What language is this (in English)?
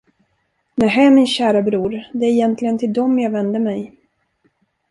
Swedish